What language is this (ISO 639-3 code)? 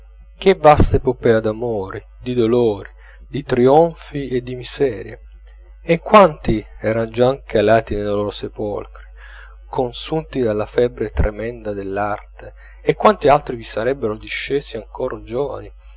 ita